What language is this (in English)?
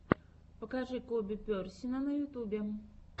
Russian